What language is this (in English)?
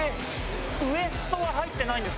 Japanese